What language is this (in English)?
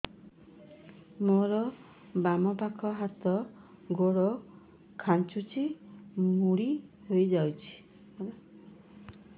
Odia